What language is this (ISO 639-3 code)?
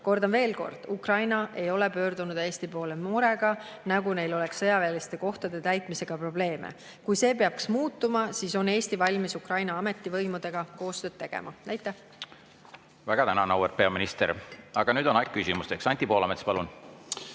est